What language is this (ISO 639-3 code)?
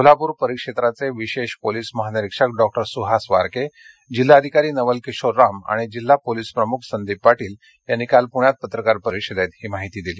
mar